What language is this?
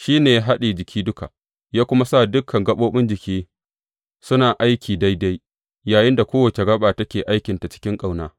Hausa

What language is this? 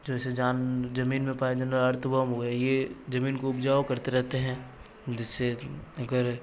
Hindi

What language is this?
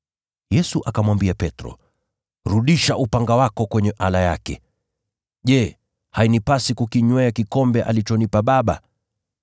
Swahili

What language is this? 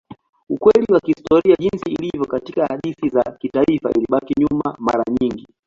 Swahili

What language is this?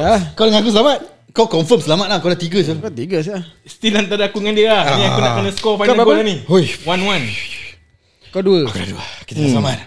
Malay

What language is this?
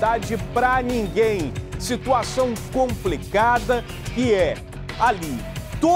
Portuguese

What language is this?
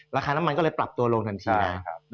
Thai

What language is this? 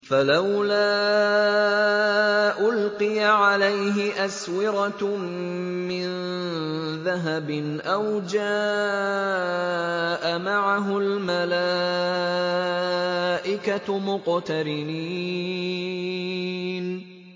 Arabic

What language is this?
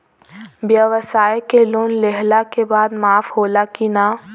Bhojpuri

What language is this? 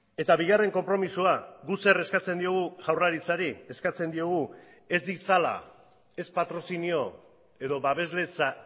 Basque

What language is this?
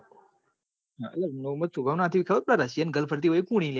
Gujarati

